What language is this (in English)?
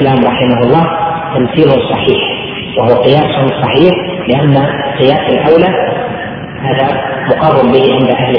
Arabic